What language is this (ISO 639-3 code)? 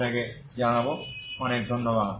ben